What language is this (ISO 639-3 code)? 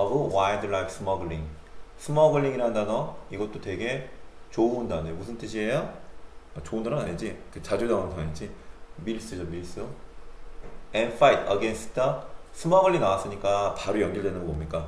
kor